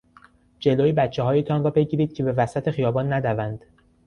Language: Persian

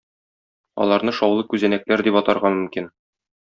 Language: Tatar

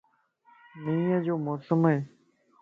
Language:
Lasi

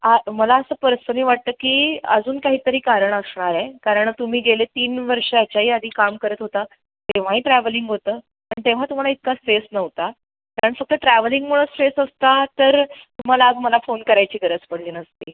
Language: Marathi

